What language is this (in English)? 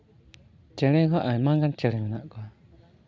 Santali